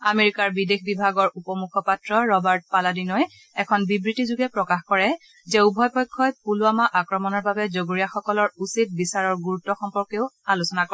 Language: Assamese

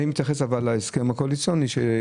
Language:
Hebrew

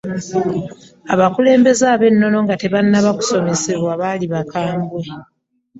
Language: Ganda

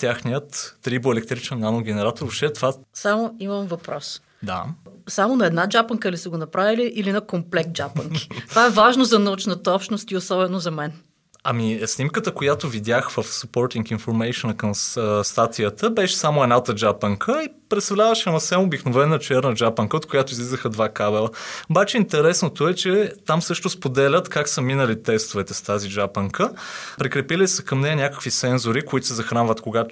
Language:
Bulgarian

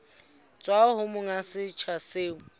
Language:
Southern Sotho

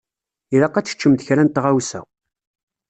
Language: Kabyle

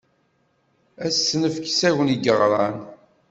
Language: Kabyle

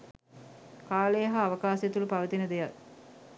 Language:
Sinhala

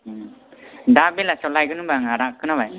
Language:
Bodo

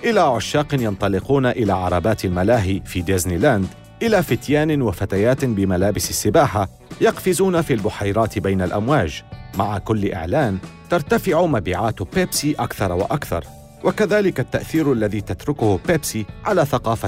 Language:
Arabic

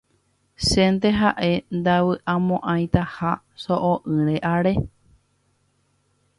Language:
Guarani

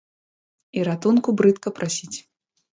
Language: Belarusian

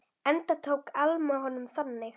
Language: Icelandic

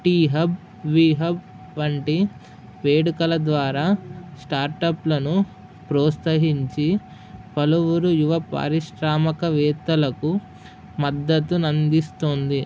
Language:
Telugu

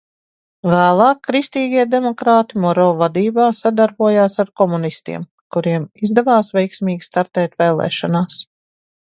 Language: Latvian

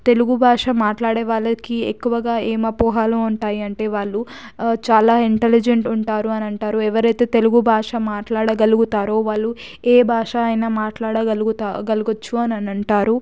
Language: Telugu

